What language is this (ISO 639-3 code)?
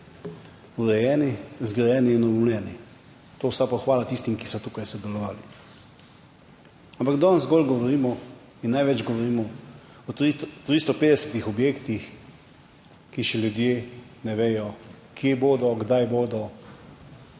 slv